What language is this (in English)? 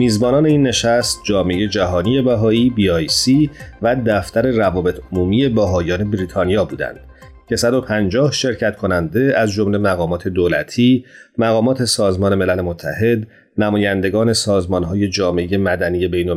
Persian